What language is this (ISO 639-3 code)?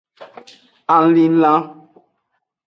ajg